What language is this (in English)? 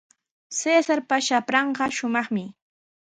Sihuas Ancash Quechua